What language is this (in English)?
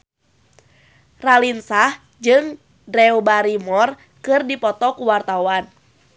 Sundanese